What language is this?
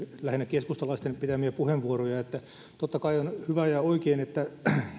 Finnish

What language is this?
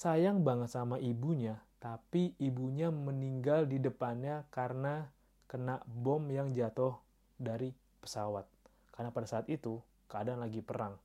Indonesian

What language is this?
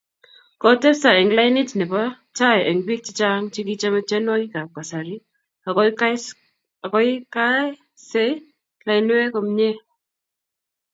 Kalenjin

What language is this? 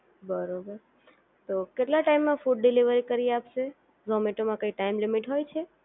Gujarati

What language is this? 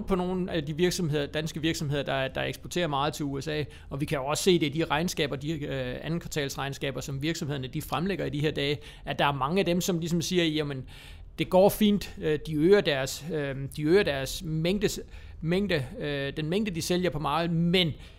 Danish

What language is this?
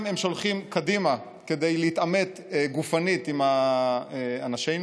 Hebrew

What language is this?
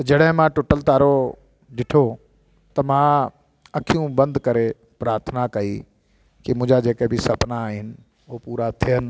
Sindhi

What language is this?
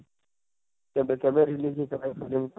Odia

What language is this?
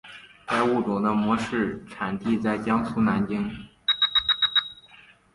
Chinese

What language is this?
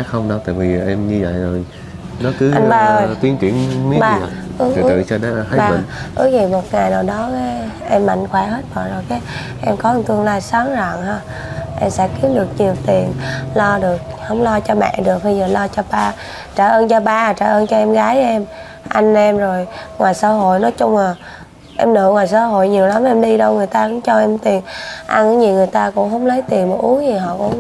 Vietnamese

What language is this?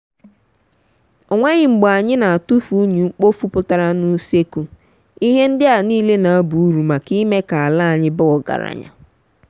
Igbo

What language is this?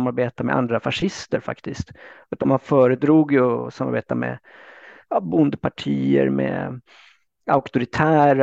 Swedish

